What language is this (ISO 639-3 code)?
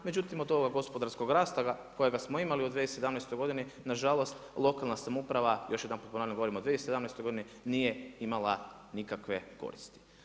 hrv